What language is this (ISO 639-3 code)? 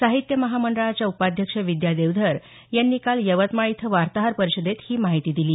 mar